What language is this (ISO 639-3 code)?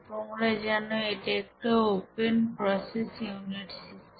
ben